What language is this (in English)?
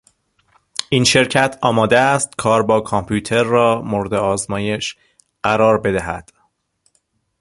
Persian